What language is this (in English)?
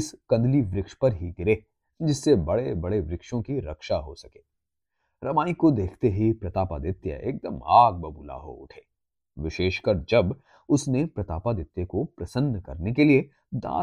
Hindi